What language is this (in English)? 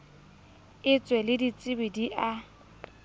Southern Sotho